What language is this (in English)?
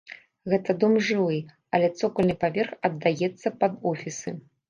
Belarusian